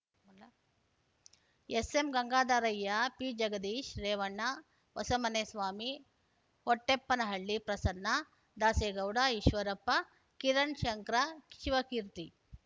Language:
Kannada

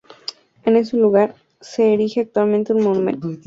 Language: Spanish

